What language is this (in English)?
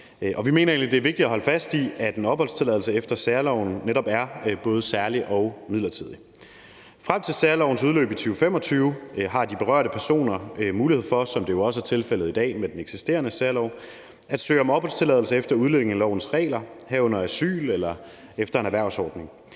Danish